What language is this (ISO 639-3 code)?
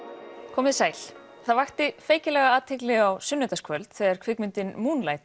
isl